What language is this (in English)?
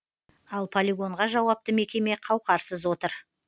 Kazakh